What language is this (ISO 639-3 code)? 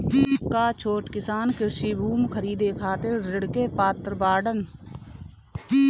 bho